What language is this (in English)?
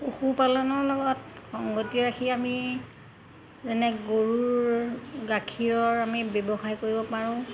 Assamese